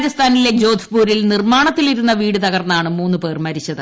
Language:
Malayalam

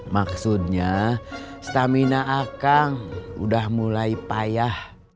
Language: Indonesian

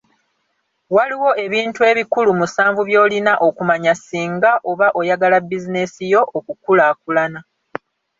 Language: Ganda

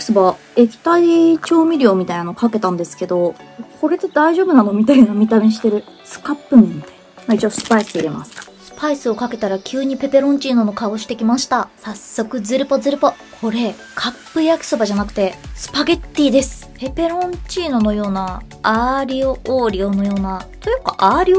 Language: Japanese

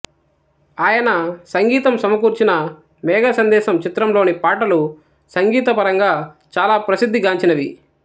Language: Telugu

